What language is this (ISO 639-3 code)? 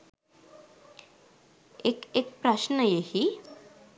sin